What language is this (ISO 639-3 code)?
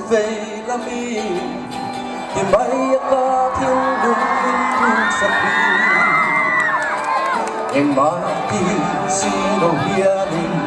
ara